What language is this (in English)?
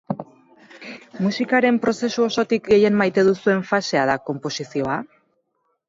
Basque